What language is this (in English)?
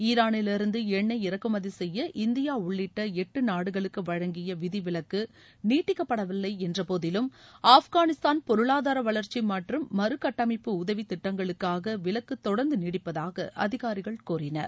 Tamil